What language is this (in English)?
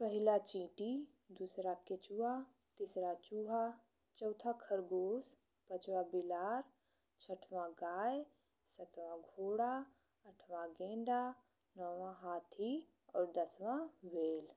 Bhojpuri